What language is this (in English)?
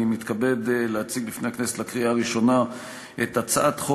Hebrew